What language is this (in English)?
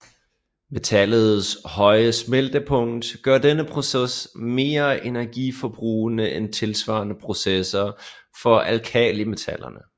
Danish